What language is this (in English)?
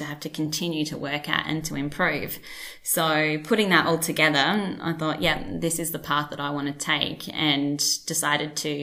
English